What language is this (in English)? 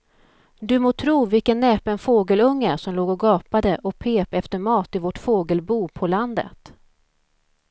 Swedish